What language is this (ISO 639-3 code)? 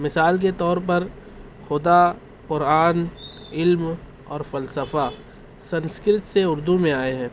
urd